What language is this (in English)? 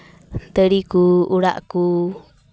Santali